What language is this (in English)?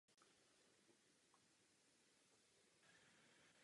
Czech